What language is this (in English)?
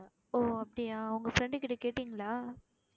Tamil